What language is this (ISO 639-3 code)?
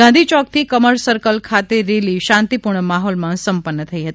guj